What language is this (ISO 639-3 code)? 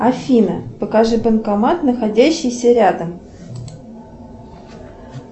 rus